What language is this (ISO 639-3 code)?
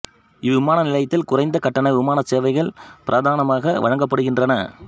tam